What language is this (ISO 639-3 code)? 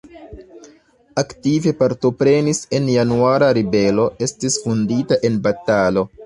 epo